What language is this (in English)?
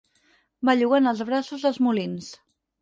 Catalan